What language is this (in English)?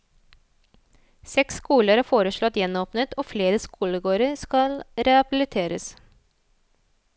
Norwegian